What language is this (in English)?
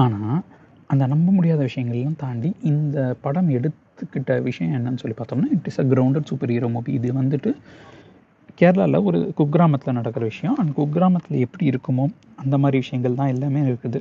Tamil